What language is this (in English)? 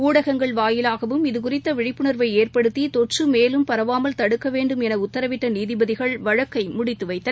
Tamil